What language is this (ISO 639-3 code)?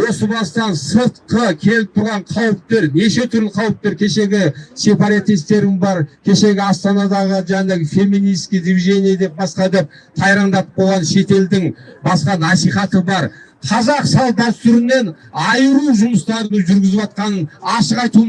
tur